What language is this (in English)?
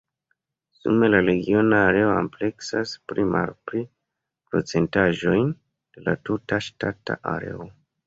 Esperanto